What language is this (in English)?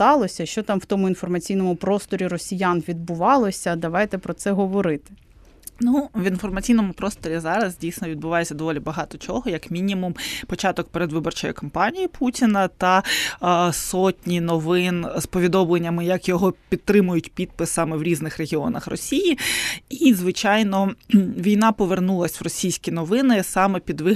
Ukrainian